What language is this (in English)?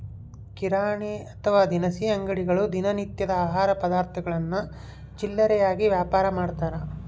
Kannada